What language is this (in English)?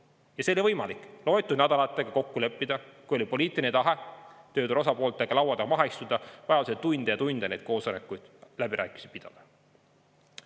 Estonian